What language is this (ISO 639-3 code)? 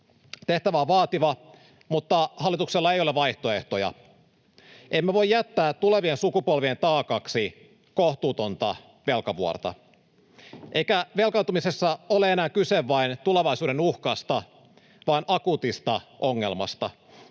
fin